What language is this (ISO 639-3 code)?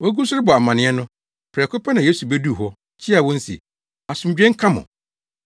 aka